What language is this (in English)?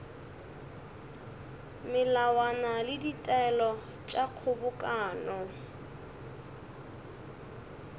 Northern Sotho